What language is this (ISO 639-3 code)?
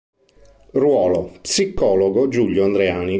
ita